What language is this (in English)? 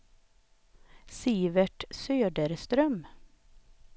Swedish